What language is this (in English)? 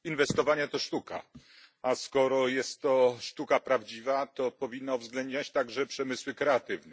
Polish